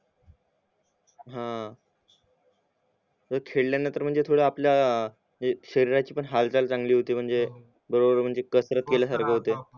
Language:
Marathi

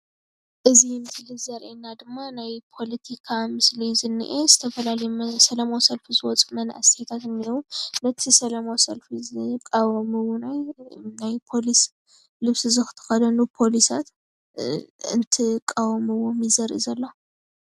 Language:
Tigrinya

